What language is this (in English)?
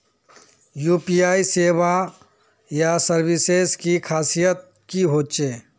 Magahi